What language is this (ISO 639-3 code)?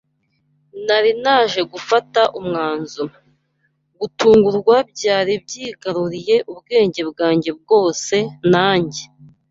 kin